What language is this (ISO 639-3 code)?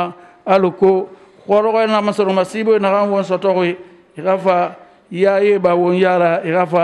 ara